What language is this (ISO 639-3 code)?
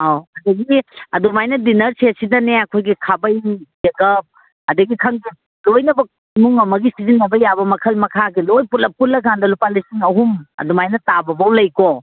mni